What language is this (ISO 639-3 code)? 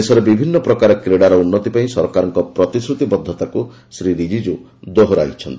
ori